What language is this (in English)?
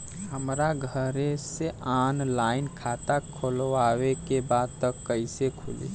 Bhojpuri